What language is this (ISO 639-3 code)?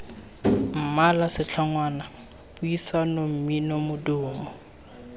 tsn